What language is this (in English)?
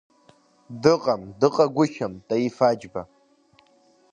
Abkhazian